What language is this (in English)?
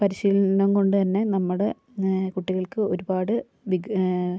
Malayalam